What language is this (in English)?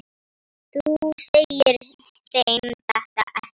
Icelandic